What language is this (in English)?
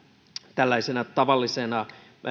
Finnish